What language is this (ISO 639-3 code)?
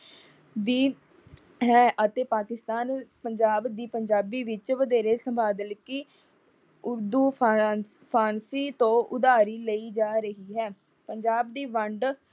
pan